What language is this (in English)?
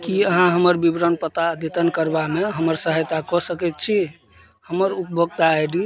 Maithili